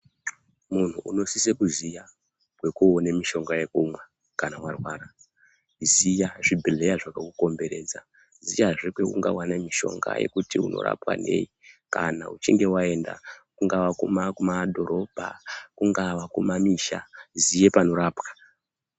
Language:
Ndau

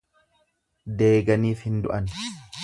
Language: Oromo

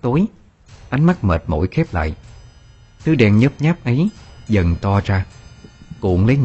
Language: Vietnamese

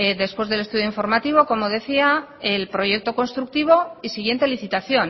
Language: Spanish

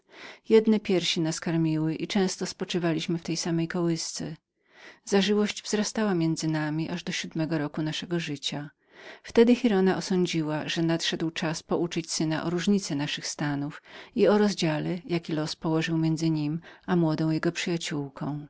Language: Polish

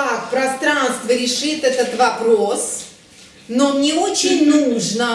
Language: Russian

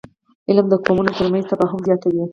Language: Pashto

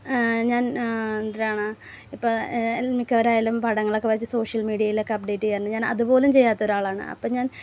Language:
Malayalam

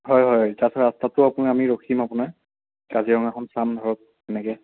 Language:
Assamese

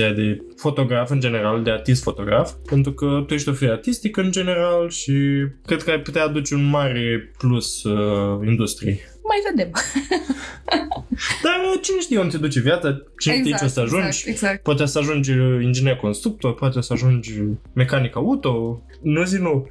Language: Romanian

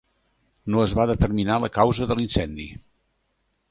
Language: Catalan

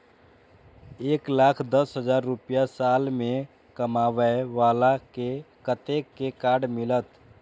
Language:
Maithili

